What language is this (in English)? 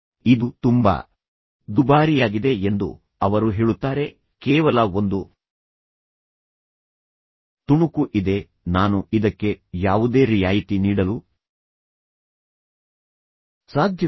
Kannada